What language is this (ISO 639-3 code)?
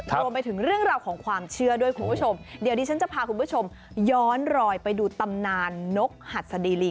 tha